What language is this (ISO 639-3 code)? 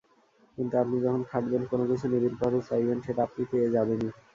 ben